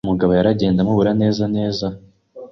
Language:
Kinyarwanda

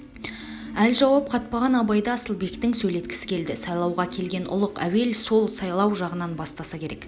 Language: Kazakh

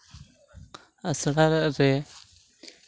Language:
Santali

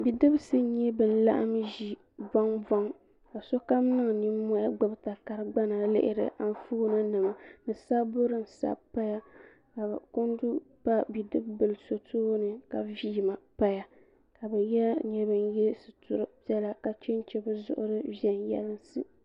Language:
Dagbani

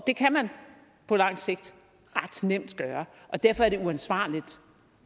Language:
Danish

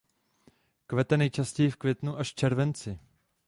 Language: Czech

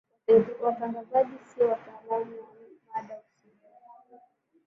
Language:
Swahili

